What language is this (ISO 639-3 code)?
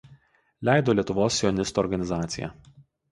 lit